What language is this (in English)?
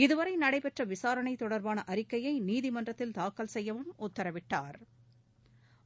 Tamil